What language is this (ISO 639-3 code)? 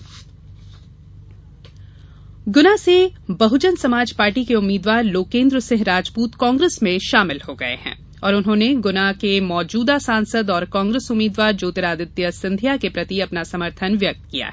hin